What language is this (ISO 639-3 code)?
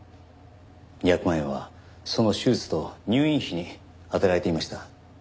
jpn